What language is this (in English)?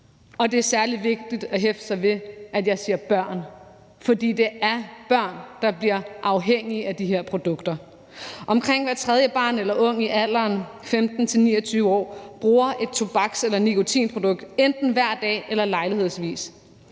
Danish